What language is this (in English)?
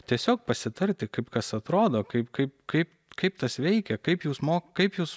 Lithuanian